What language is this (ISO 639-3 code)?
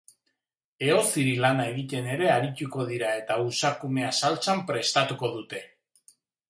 eus